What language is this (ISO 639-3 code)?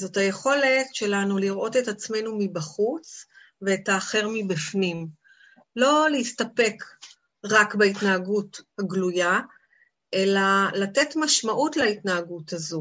heb